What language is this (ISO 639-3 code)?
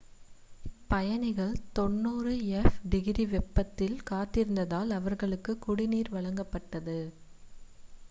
tam